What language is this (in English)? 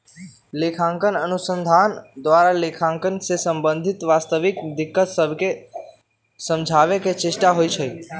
Magahi